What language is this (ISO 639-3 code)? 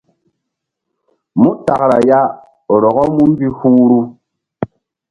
mdd